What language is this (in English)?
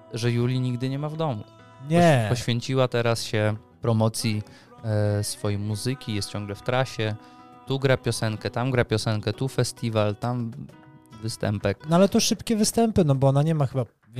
Polish